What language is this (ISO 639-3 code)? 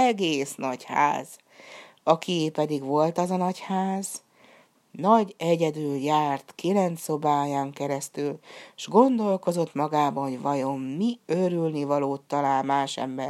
hun